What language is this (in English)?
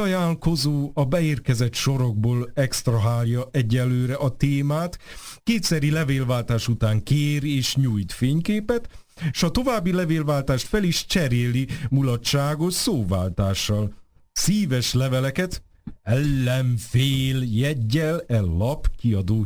Hungarian